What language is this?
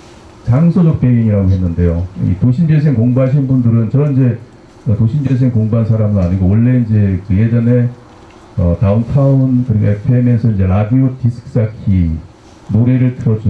Korean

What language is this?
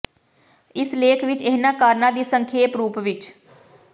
Punjabi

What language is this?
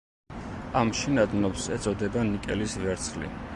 Georgian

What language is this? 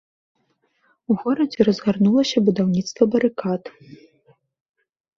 Belarusian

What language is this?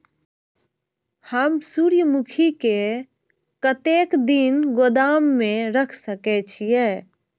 Maithili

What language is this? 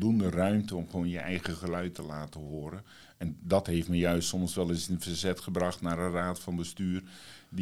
Dutch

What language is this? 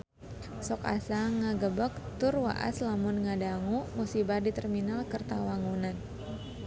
Sundanese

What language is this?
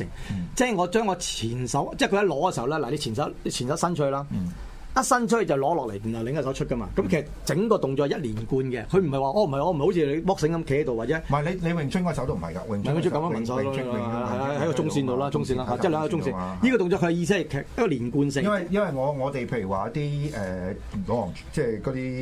Chinese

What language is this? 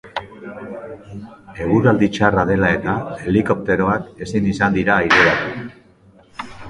Basque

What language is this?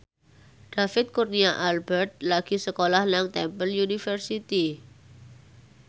Javanese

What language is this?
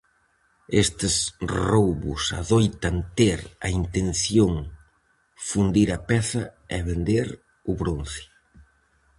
Galician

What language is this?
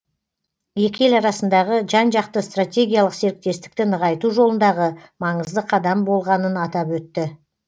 Kazakh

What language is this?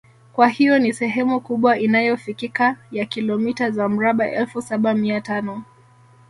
Swahili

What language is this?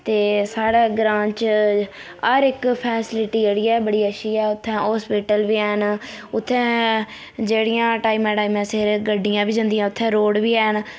Dogri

